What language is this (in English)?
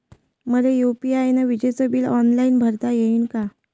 Marathi